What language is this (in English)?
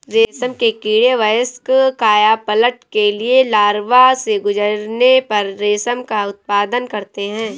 Hindi